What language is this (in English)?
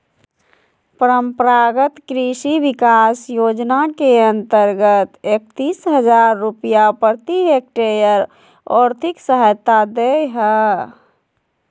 Magahi